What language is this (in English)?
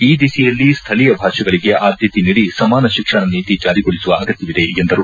Kannada